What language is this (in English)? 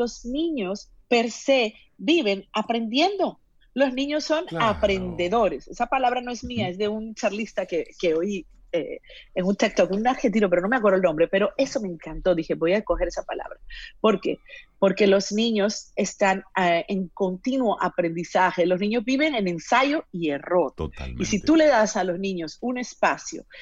Spanish